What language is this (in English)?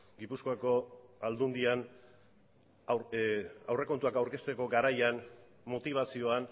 Basque